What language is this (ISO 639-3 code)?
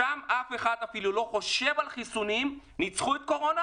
heb